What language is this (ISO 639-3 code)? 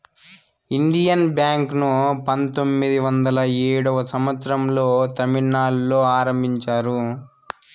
tel